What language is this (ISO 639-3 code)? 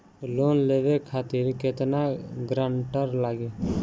bho